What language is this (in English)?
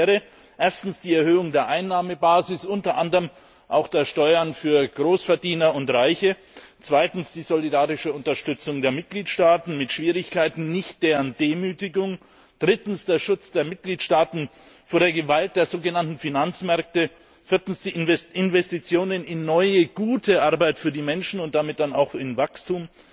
German